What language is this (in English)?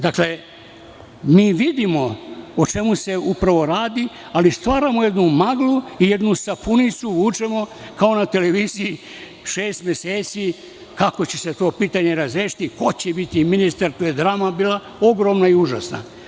Serbian